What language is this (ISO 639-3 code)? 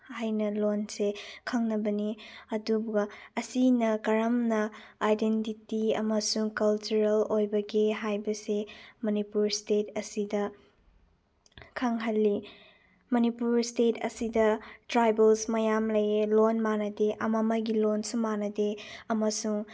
mni